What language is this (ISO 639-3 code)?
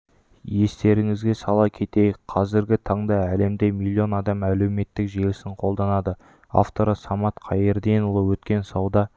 kaz